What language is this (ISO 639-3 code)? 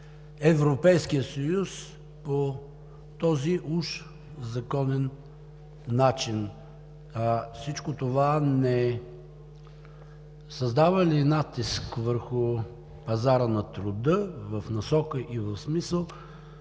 bul